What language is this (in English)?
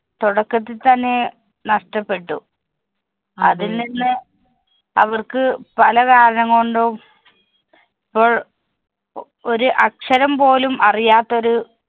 Malayalam